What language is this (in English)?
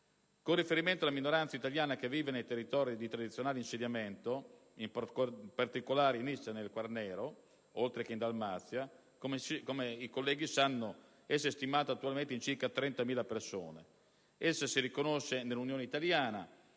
Italian